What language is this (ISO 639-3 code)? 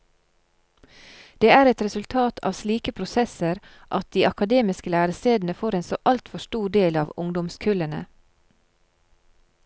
nor